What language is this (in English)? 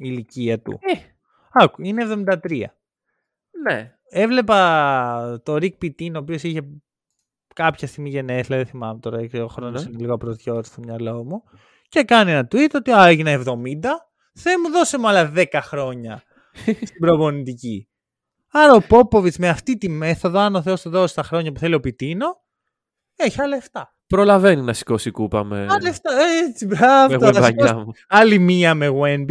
Greek